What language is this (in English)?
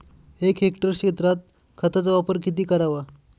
Marathi